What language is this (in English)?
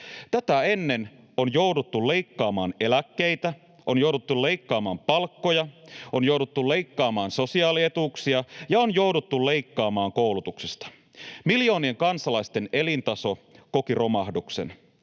Finnish